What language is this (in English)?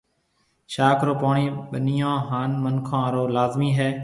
Marwari (Pakistan)